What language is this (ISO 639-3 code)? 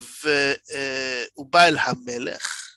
heb